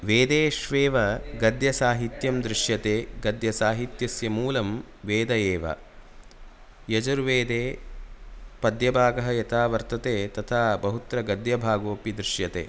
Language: Sanskrit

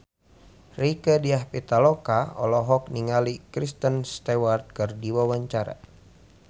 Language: Sundanese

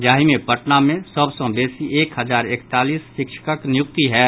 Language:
Maithili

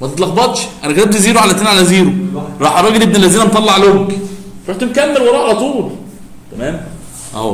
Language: Arabic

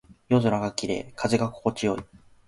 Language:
Japanese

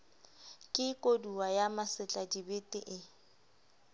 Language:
Southern Sotho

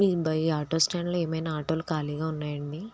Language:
Telugu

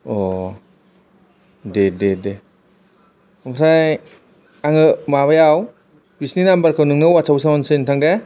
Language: Bodo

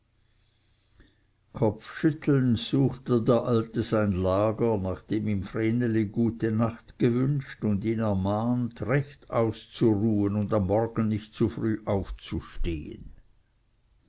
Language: German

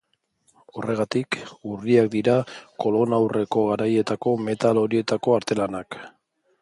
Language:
Basque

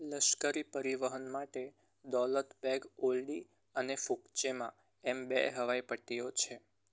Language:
Gujarati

